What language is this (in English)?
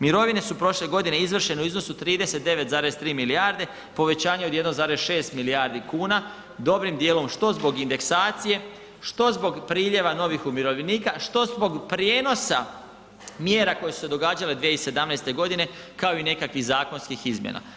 Croatian